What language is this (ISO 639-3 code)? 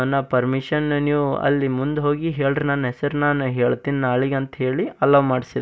kan